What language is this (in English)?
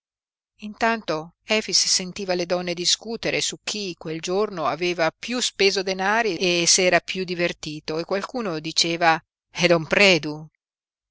Italian